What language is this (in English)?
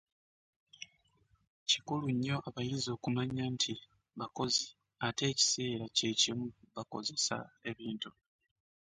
Ganda